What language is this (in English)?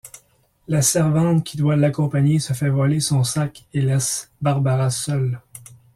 French